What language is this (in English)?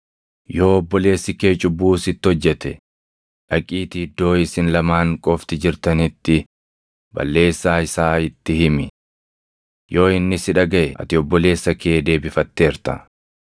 Oromo